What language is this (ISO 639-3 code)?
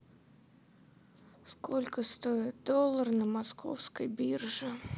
rus